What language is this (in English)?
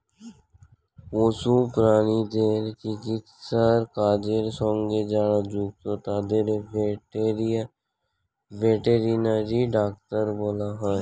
Bangla